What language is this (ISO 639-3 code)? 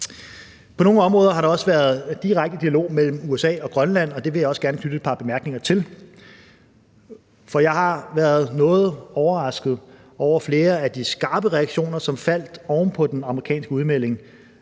dan